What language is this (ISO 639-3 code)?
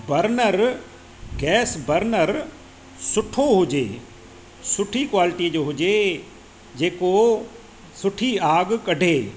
snd